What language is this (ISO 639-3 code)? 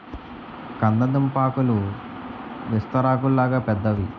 tel